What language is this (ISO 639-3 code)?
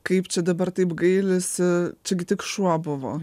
lit